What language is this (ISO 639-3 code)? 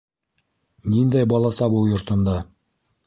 bak